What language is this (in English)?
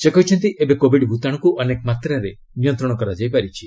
Odia